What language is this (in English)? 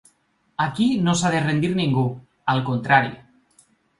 Catalan